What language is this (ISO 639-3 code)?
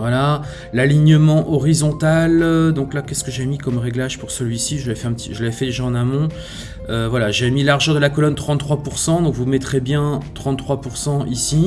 fra